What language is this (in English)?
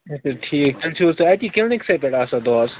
Kashmiri